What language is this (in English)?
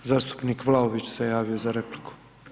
Croatian